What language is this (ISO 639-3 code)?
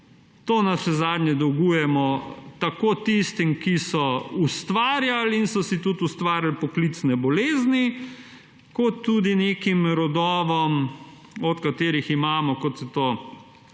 slv